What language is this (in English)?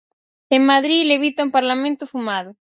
Galician